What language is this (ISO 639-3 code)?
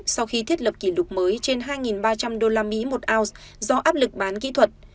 vie